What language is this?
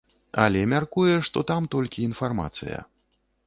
Belarusian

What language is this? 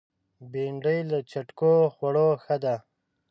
Pashto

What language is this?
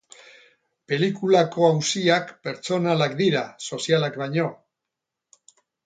Basque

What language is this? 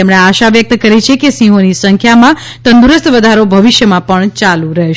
Gujarati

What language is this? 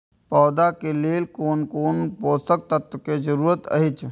Maithili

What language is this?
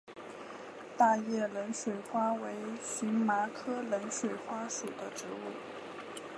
Chinese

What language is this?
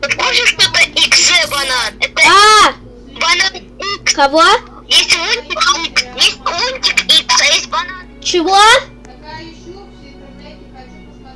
Russian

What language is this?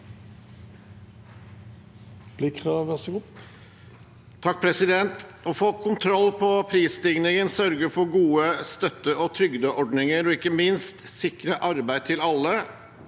Norwegian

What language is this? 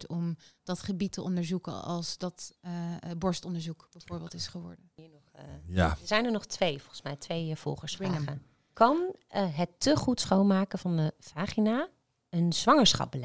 Dutch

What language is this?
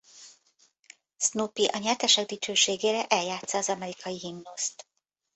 Hungarian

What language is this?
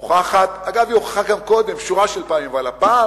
Hebrew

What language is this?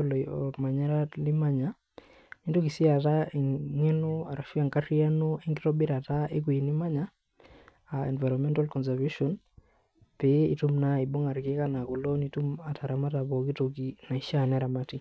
Masai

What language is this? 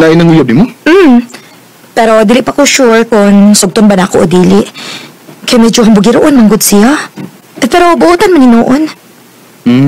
Filipino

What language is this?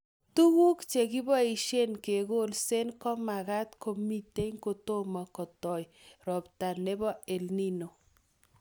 Kalenjin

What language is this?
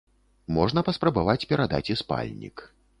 Belarusian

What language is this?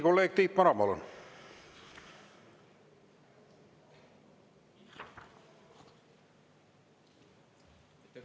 Estonian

